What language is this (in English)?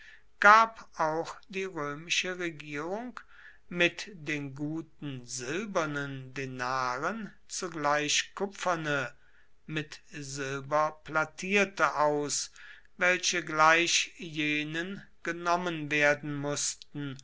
German